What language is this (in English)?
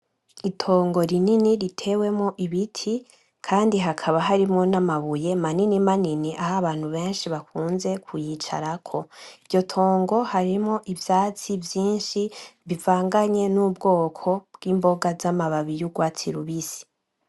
Rundi